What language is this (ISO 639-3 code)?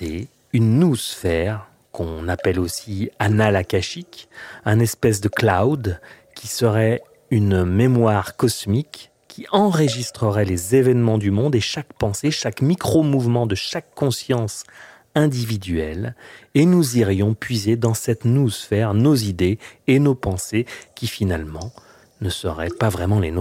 fra